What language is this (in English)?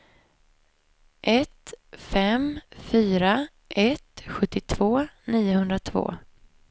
Swedish